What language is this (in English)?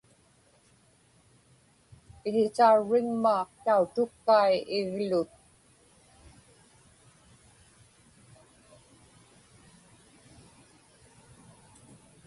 Inupiaq